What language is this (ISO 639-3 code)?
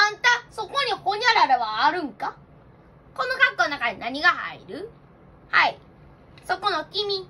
jpn